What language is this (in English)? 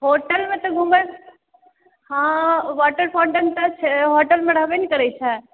Maithili